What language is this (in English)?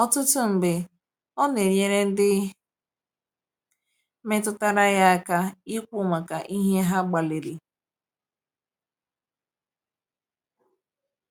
Igbo